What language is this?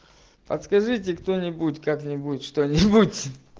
Russian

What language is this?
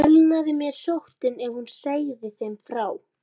Icelandic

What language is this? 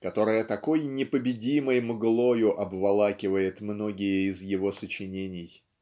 Russian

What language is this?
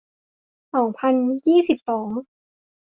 Thai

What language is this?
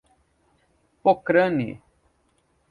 Portuguese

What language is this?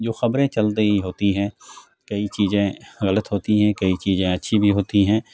Urdu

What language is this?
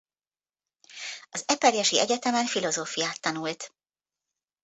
Hungarian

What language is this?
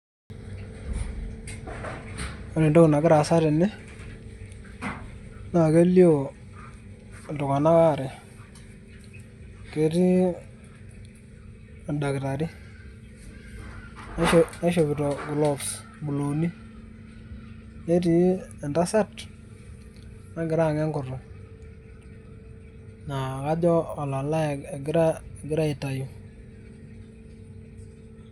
Masai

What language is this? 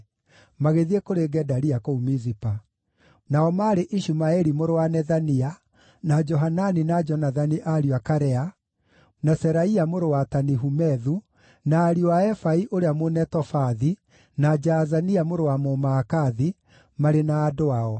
Kikuyu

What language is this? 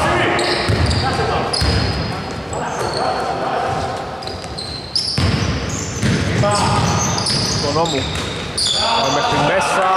Greek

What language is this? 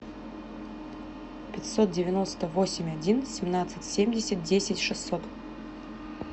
Russian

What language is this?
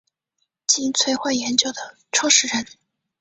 Chinese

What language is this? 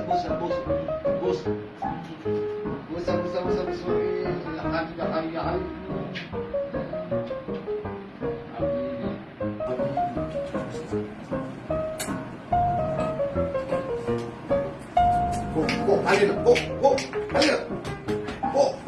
Arabic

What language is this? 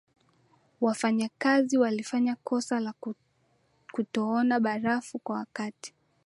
Swahili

